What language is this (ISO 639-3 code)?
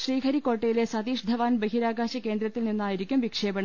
mal